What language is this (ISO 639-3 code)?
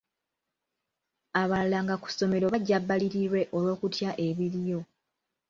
lug